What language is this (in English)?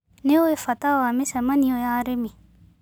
Kikuyu